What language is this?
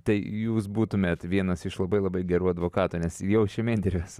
Lithuanian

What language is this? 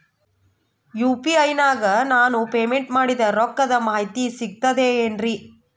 Kannada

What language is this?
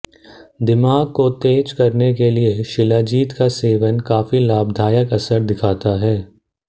Hindi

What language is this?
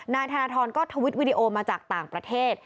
Thai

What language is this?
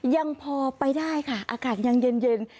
Thai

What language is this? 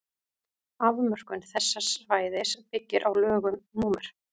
Icelandic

